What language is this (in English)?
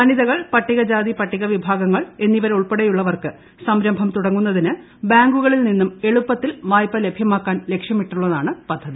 Malayalam